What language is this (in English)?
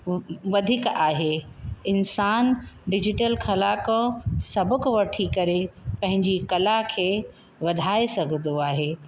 Sindhi